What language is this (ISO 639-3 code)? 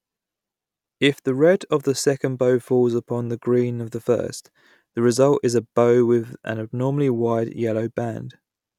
eng